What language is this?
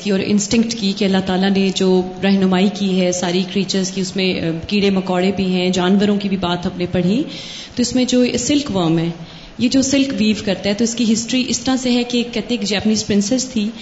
Urdu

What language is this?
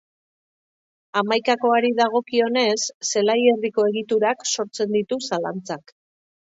Basque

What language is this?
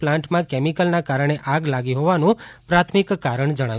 Gujarati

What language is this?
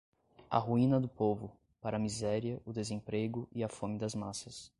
Portuguese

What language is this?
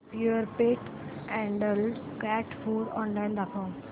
Marathi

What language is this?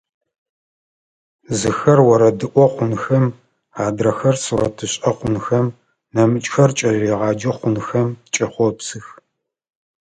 Adyghe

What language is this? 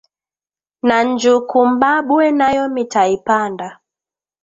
Swahili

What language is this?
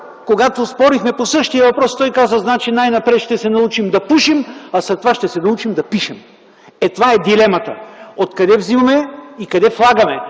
Bulgarian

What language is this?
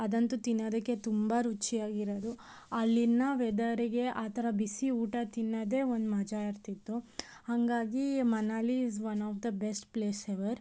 Kannada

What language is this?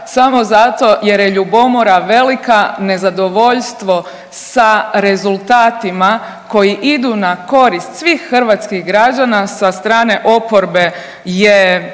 Croatian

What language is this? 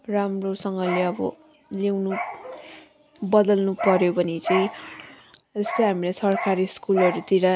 Nepali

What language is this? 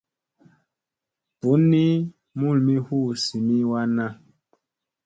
Musey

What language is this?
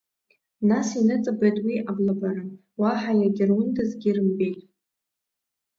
Abkhazian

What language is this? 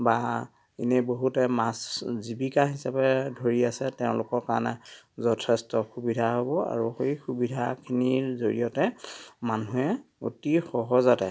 Assamese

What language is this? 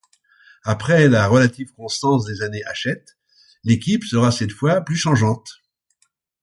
French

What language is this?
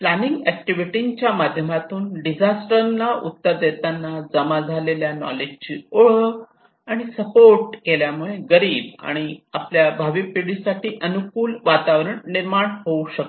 Marathi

